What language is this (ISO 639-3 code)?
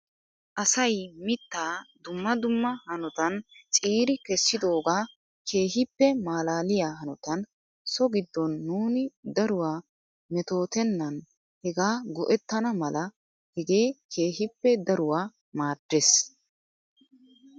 wal